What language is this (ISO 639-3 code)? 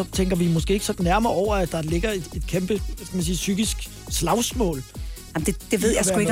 dan